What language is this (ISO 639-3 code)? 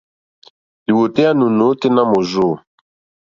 bri